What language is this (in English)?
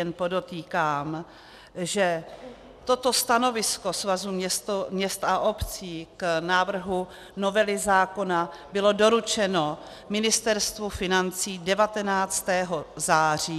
Czech